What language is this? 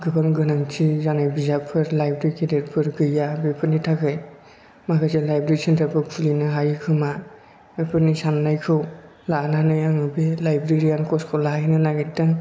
Bodo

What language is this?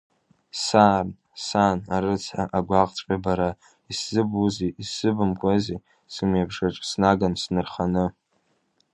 Abkhazian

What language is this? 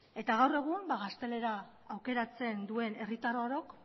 Basque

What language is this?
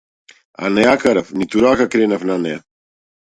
Macedonian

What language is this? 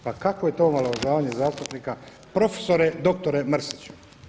Croatian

